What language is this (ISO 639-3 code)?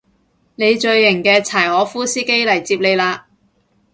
yue